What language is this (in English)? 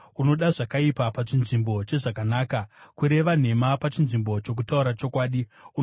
Shona